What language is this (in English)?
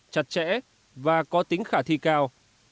Vietnamese